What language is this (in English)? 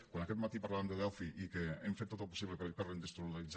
Catalan